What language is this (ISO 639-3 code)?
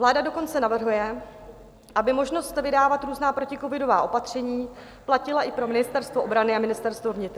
ces